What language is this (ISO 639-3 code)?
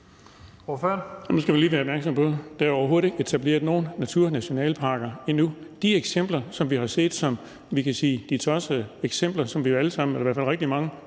dan